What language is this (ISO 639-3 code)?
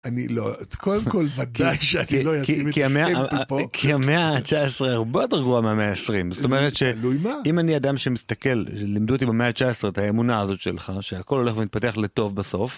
heb